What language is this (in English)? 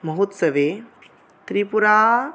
Sanskrit